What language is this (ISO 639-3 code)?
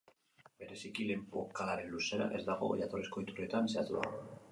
eus